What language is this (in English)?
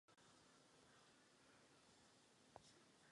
Czech